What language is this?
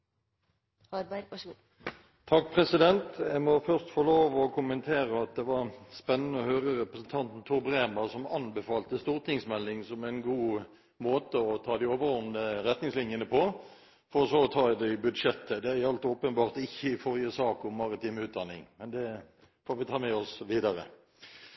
Norwegian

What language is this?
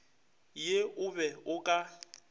Northern Sotho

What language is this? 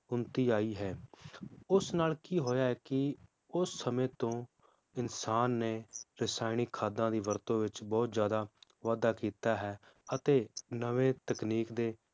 Punjabi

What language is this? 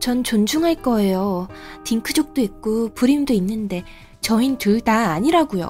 Korean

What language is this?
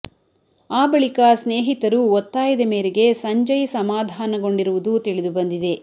Kannada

